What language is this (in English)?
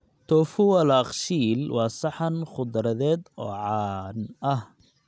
Somali